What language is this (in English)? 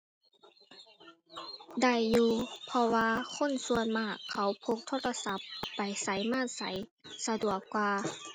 Thai